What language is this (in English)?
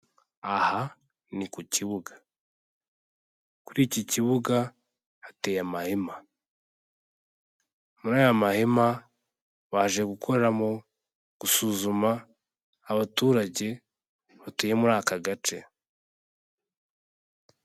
Kinyarwanda